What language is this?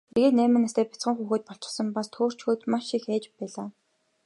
Mongolian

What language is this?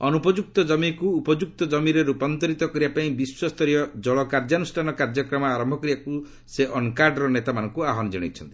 Odia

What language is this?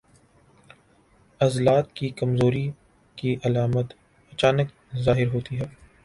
Urdu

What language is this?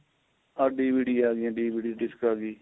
Punjabi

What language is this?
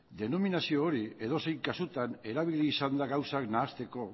Basque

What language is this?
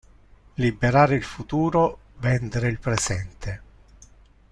Italian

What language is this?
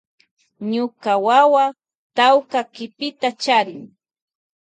Loja Highland Quichua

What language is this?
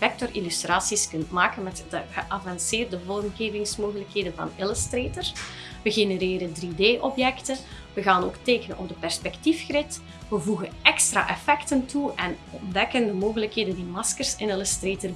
Dutch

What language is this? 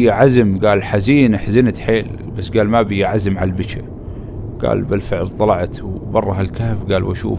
Arabic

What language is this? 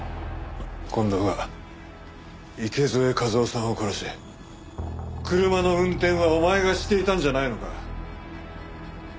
Japanese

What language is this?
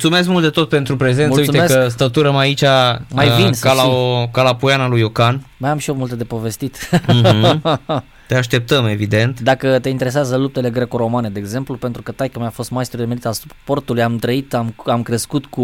Romanian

